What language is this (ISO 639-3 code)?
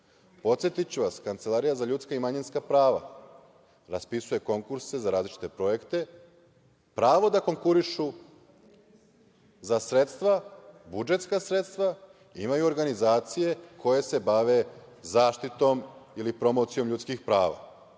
srp